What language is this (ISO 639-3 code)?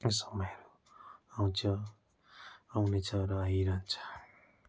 nep